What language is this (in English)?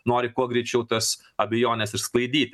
Lithuanian